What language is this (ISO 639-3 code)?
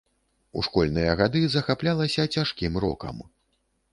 bel